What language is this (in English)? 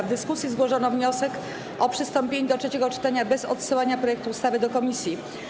Polish